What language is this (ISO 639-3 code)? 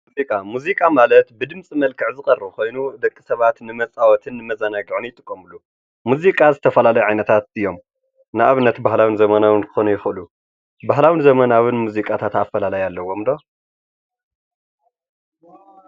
tir